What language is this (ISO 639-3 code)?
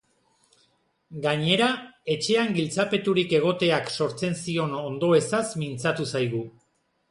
eus